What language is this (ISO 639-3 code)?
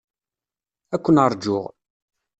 kab